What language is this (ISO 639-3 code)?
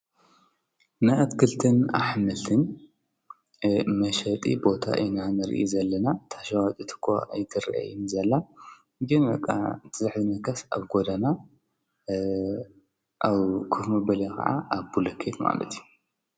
tir